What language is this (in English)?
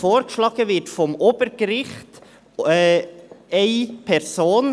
Swiss German